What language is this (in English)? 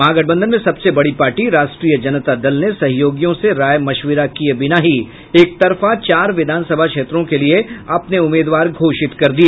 Hindi